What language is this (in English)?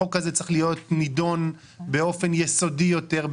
Hebrew